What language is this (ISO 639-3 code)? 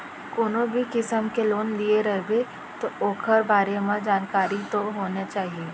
hne